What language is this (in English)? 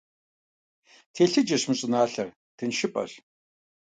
Kabardian